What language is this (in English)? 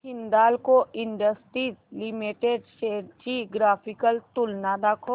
Marathi